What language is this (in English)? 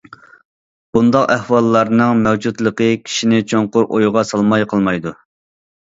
Uyghur